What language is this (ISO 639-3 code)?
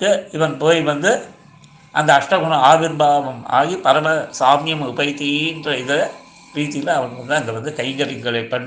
tam